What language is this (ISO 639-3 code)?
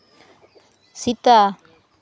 sat